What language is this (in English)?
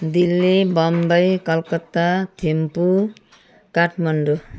Nepali